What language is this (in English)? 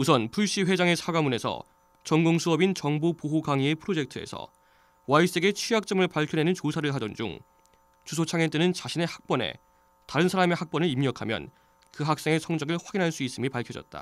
Korean